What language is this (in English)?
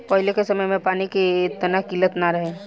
Bhojpuri